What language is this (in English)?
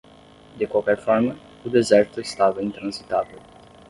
Portuguese